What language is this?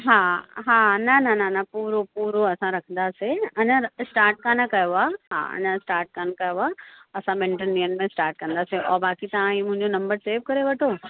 Sindhi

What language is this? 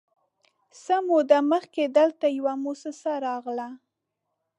Pashto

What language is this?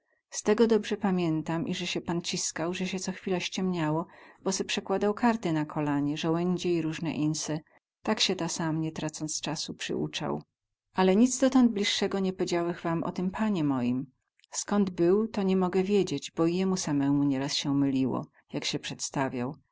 Polish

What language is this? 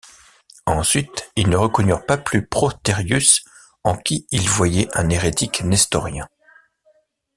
French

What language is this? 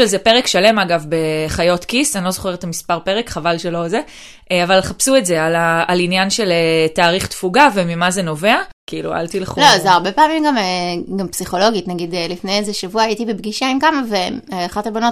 Hebrew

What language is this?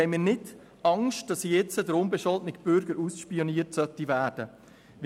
Swiss German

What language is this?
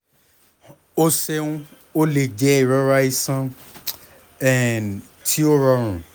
Yoruba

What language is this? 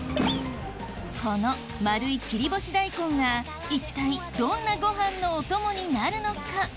Japanese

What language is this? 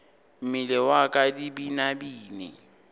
Northern Sotho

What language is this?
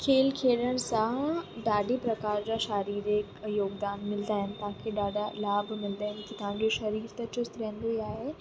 Sindhi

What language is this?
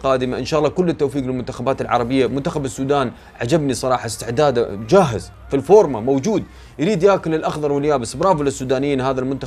Arabic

